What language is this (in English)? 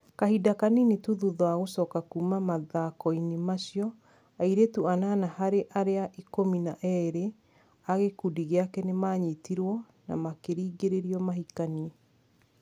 Kikuyu